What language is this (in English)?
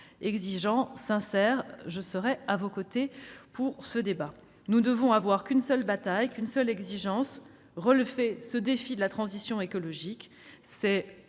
French